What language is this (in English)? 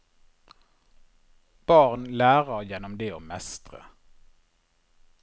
Norwegian